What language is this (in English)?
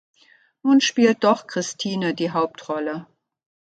German